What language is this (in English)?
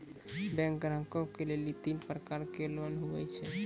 Maithili